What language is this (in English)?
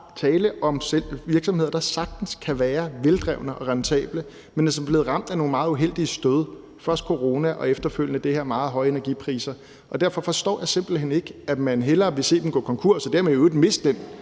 Danish